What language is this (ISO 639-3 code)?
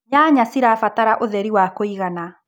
kik